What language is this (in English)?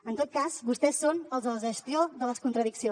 Catalan